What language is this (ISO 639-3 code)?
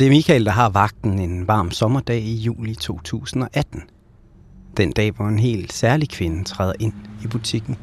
dan